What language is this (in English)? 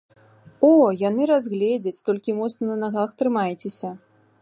Belarusian